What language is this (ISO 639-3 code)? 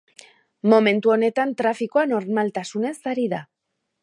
eus